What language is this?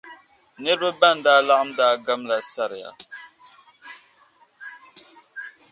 Dagbani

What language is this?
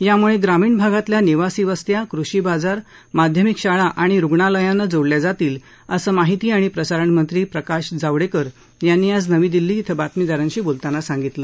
Marathi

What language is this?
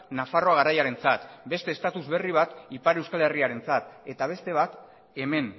Basque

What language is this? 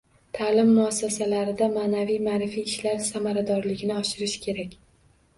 Uzbek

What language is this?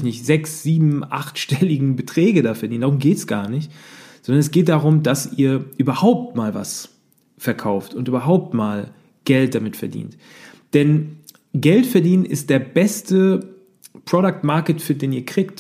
German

